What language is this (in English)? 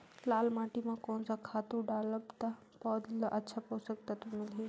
Chhattisgarhi